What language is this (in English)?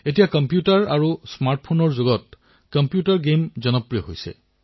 Assamese